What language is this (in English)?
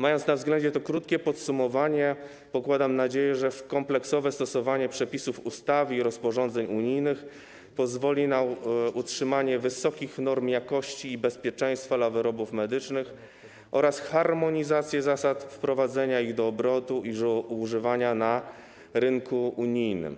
Polish